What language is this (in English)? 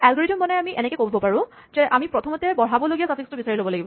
Assamese